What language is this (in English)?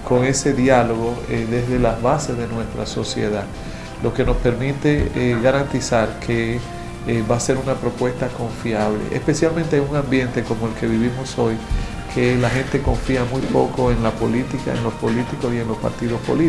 Spanish